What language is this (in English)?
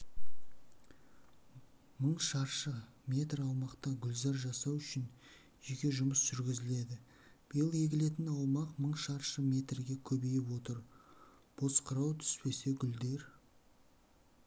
Kazakh